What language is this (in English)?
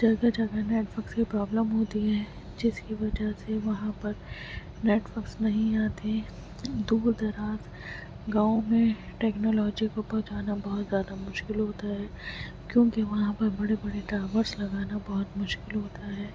Urdu